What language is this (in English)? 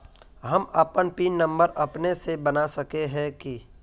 Magahi